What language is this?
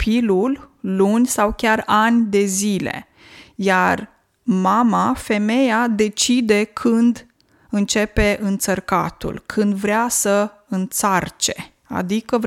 Romanian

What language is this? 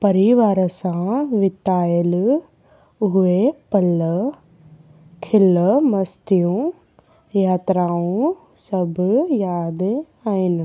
Sindhi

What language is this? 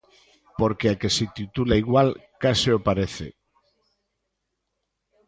Galician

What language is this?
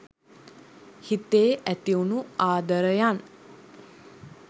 Sinhala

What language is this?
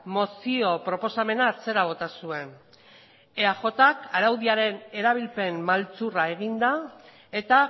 Basque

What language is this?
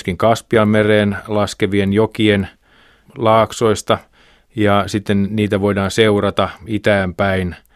Finnish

